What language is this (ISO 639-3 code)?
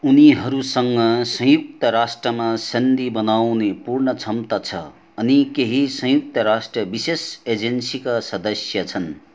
nep